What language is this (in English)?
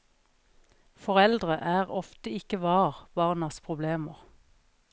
Norwegian